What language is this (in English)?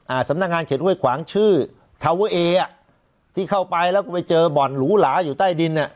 Thai